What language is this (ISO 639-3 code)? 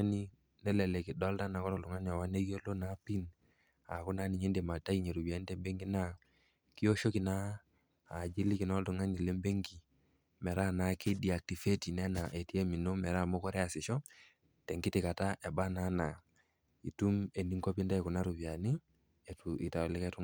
mas